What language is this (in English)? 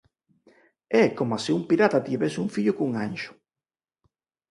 Galician